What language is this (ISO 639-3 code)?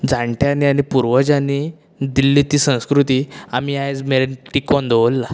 kok